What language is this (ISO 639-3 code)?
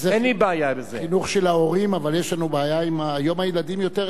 heb